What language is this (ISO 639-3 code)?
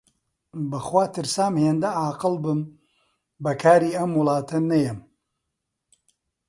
ckb